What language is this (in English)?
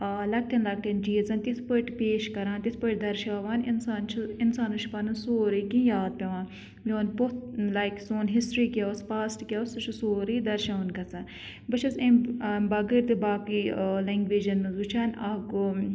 Kashmiri